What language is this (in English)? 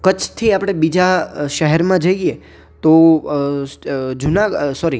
Gujarati